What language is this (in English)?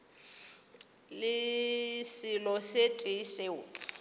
Northern Sotho